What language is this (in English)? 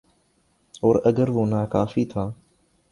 Urdu